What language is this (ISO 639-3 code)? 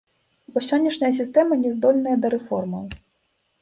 bel